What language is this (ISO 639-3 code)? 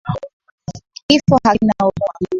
swa